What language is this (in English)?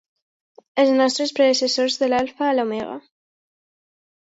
Catalan